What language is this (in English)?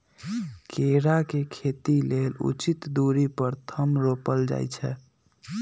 Magahi